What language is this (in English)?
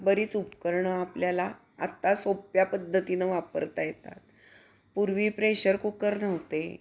Marathi